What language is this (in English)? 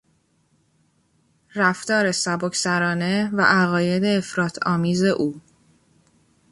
Persian